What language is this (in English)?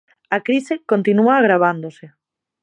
Galician